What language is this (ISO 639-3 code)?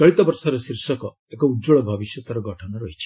ori